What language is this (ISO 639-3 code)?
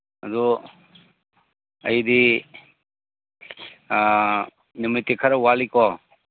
mni